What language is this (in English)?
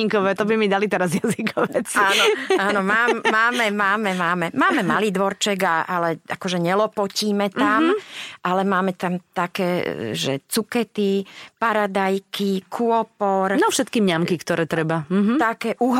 Slovak